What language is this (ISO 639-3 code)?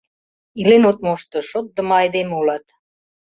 chm